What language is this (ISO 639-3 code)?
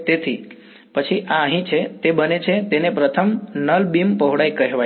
guj